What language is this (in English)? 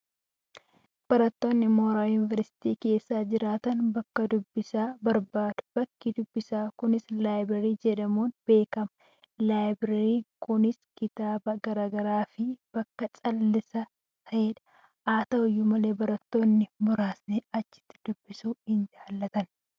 Oromo